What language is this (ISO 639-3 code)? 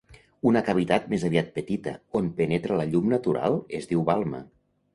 cat